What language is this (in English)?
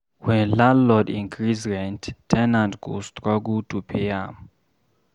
Nigerian Pidgin